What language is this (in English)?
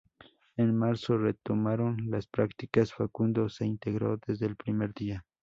Spanish